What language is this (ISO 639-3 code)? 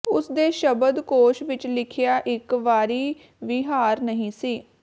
pan